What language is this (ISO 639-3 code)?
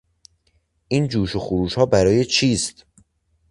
fas